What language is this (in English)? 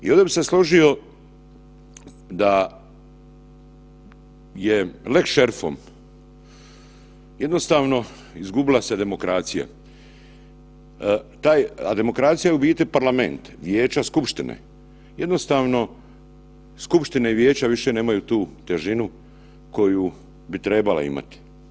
Croatian